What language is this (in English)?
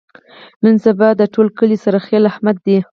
Pashto